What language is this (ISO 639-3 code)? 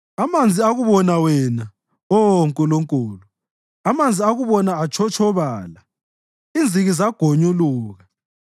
nde